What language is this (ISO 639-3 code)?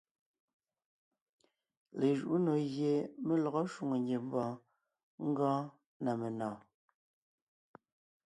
nnh